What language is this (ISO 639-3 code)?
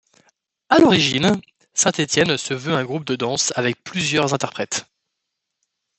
fra